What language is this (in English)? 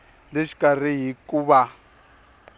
Tsonga